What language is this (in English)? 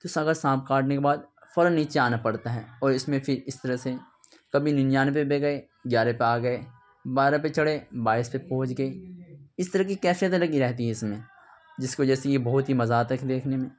Urdu